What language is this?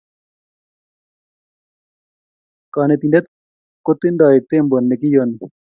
Kalenjin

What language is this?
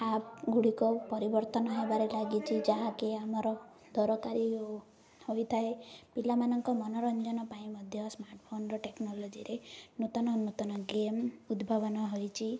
Odia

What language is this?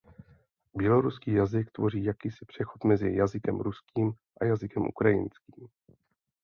Czech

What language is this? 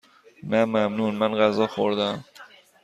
Persian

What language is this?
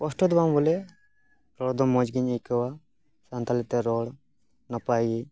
Santali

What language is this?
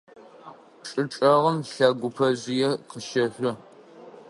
Adyghe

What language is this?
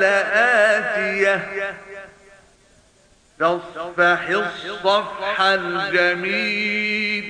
Arabic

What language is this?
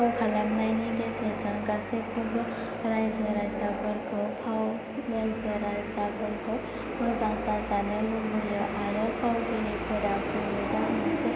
Bodo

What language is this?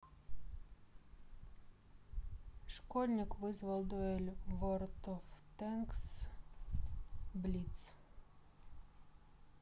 Russian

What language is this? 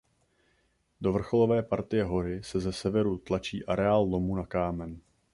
Czech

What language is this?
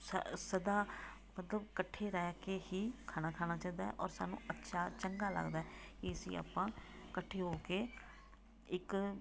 Punjabi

